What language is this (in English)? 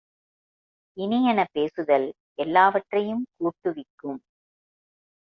Tamil